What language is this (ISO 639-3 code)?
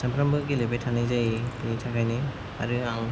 brx